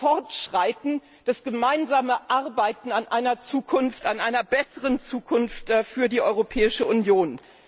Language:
German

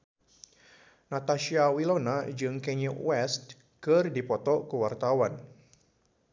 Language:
Sundanese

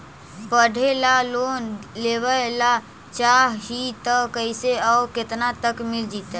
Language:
Magahi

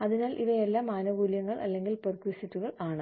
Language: Malayalam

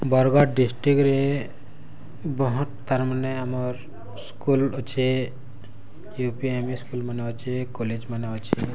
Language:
Odia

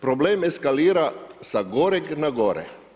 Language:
Croatian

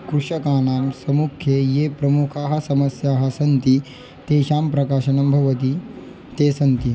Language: Sanskrit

